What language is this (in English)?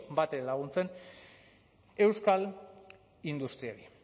Basque